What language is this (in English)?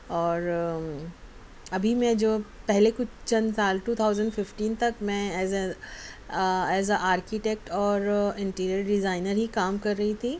Urdu